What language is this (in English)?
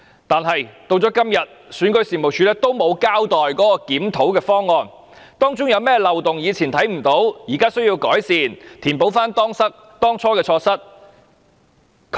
Cantonese